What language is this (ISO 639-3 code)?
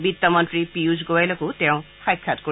asm